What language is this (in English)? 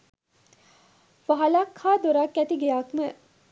Sinhala